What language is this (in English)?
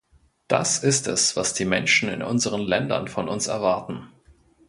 German